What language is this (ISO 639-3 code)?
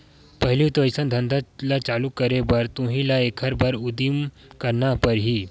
hne